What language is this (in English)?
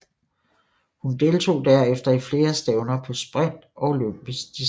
Danish